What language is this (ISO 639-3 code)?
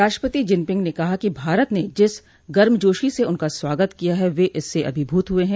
hin